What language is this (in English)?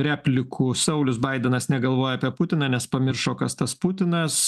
Lithuanian